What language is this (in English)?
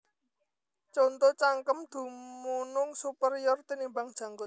Javanese